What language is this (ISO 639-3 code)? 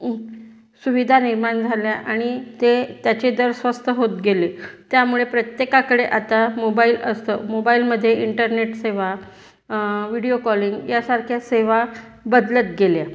mar